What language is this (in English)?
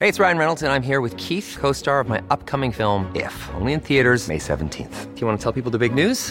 Filipino